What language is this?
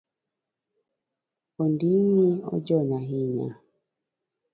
Luo (Kenya and Tanzania)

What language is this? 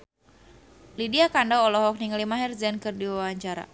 Sundanese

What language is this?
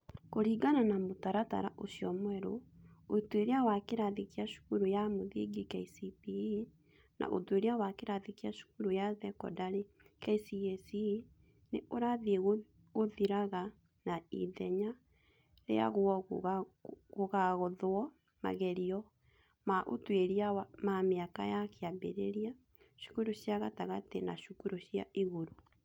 Kikuyu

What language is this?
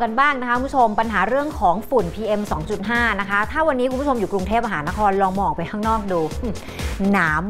Thai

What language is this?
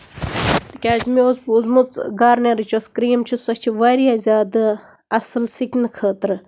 Kashmiri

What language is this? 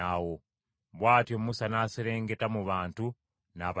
Ganda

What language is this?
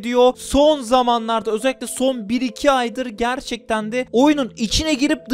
Turkish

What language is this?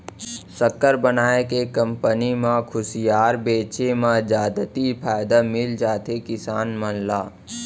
Chhattisgarhi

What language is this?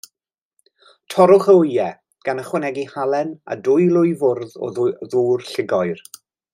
Welsh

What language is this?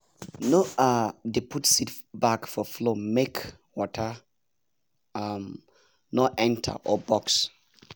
Nigerian Pidgin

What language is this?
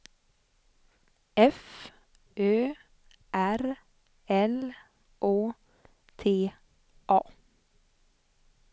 Swedish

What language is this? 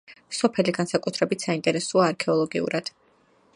Georgian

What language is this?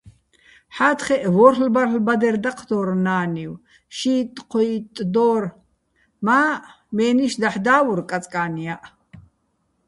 Bats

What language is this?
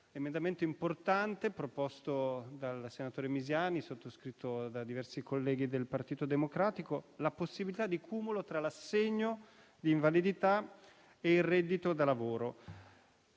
Italian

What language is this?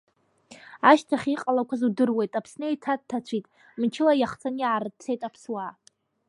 Abkhazian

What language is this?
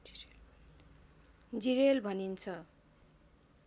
Nepali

